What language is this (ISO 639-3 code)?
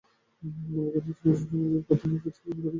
ben